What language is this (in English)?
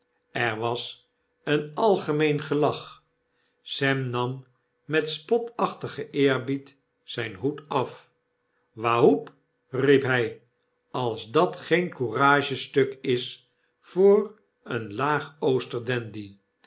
Dutch